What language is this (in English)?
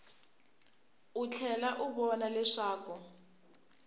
Tsonga